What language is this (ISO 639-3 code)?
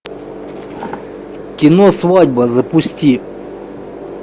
rus